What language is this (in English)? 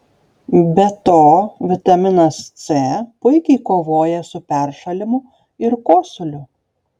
Lithuanian